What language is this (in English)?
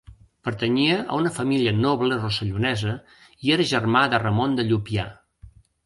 Catalan